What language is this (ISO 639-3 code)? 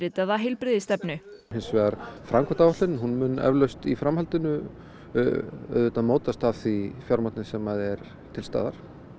isl